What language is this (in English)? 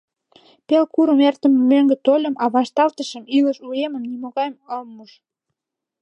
Mari